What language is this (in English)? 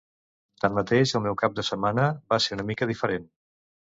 Catalan